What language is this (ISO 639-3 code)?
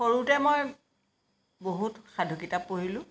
asm